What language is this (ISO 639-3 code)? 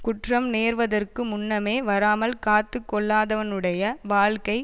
tam